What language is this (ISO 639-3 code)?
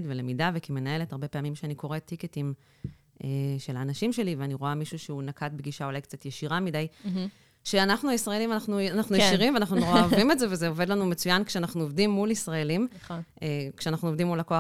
heb